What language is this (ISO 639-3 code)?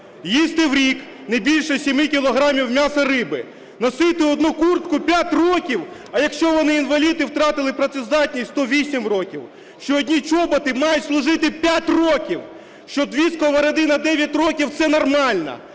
ukr